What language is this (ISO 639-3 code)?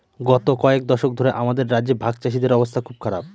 ben